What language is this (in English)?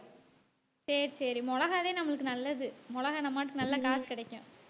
Tamil